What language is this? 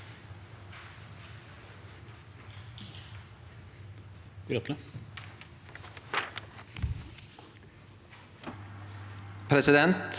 Norwegian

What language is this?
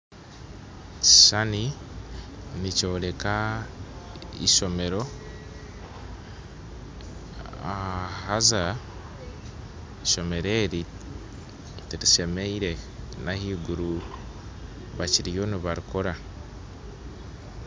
Nyankole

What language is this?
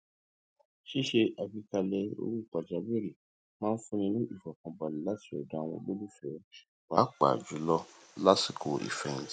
Yoruba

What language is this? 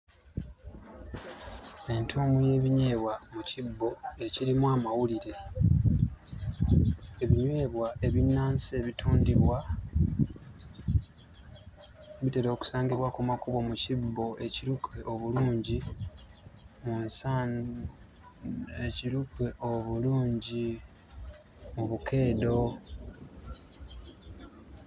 Ganda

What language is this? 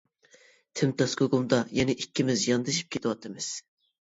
Uyghur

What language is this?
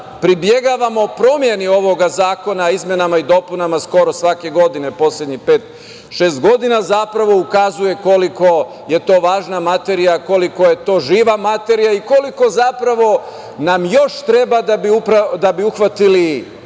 Serbian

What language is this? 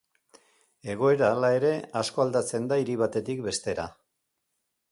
Basque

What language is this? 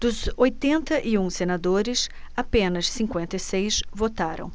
Portuguese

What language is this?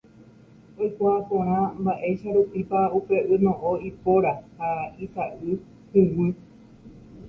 Guarani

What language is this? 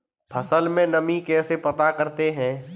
Hindi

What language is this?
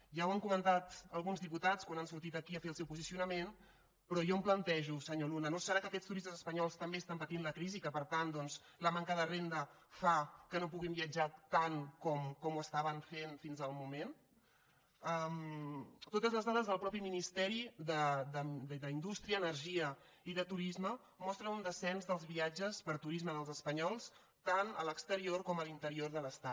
Catalan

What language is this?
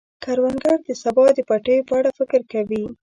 Pashto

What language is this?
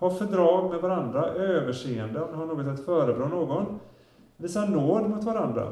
Swedish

